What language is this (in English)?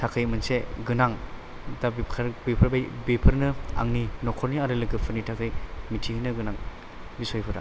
Bodo